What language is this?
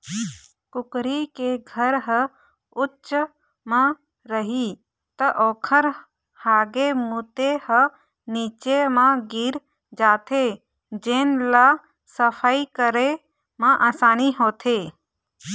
Chhattisgarhi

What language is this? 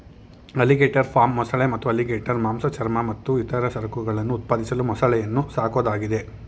Kannada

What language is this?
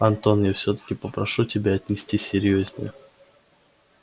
Russian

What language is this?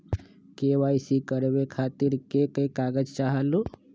Magahi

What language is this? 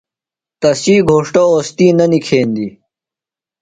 Phalura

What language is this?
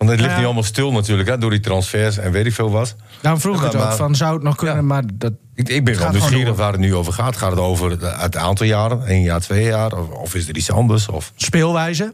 Dutch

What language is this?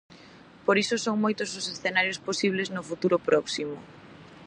Galician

